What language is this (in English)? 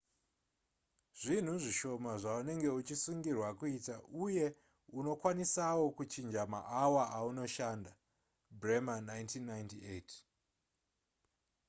Shona